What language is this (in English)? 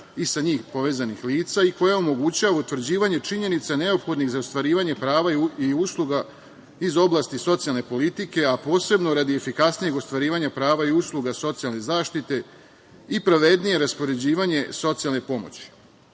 Serbian